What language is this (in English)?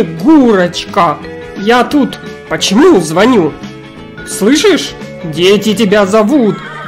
Russian